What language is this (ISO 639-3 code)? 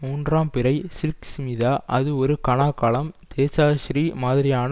tam